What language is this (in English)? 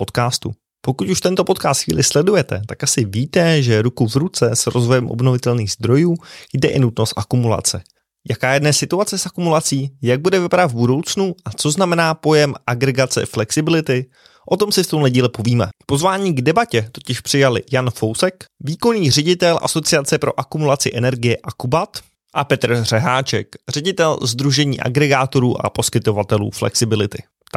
Czech